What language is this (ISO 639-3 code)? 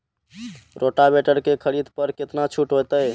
mai